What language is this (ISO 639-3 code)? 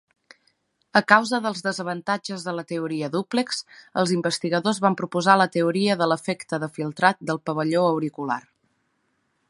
cat